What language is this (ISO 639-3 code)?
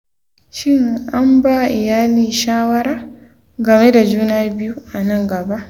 hau